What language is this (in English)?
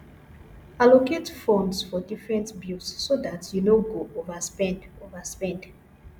Nigerian Pidgin